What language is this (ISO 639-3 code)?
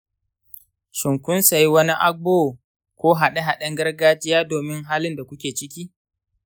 hau